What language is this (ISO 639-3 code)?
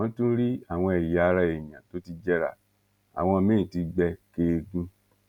yor